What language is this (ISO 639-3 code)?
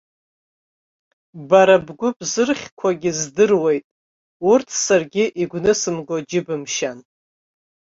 abk